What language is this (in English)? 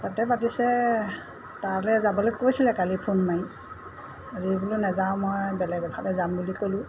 Assamese